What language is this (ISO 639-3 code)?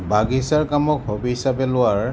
asm